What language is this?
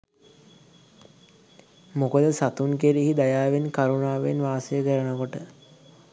Sinhala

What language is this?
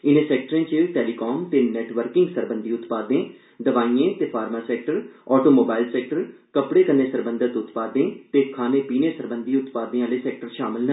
Dogri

